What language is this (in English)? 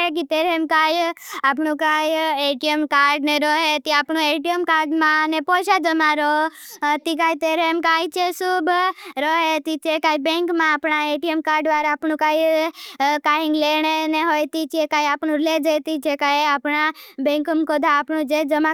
Bhili